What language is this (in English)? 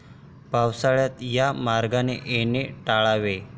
Marathi